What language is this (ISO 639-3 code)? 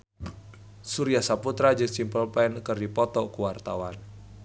sun